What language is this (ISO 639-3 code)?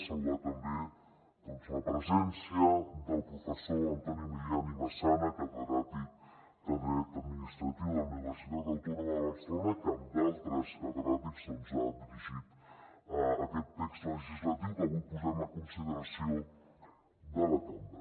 cat